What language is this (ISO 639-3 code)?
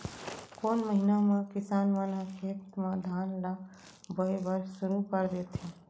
hne